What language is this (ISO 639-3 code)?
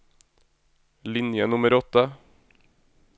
nor